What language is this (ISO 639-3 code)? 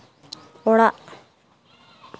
sat